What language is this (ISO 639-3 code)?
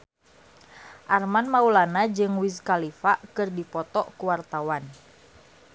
sun